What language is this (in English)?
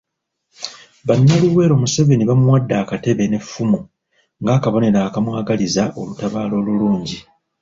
Ganda